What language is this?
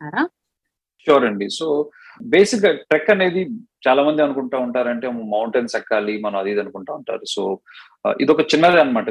Telugu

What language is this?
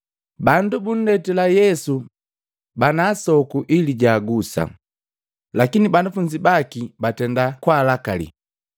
Matengo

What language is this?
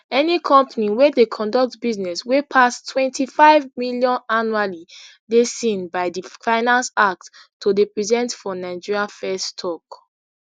Nigerian Pidgin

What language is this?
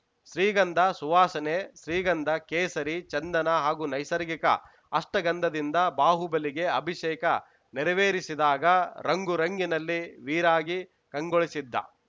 Kannada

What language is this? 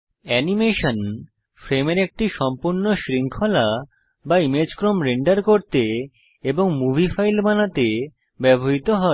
Bangla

